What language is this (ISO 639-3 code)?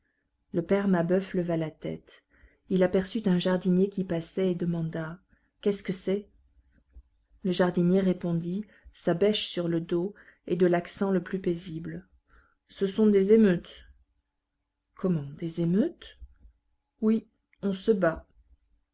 fra